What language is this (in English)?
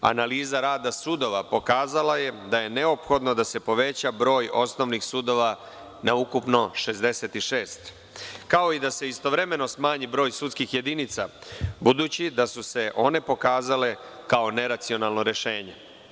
Serbian